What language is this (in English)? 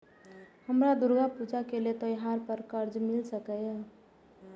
Maithili